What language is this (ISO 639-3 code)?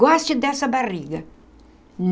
por